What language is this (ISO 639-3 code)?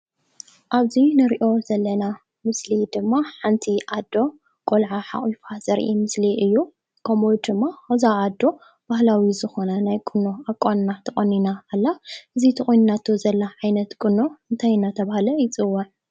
tir